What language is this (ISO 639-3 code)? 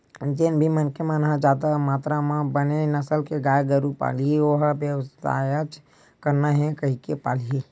hne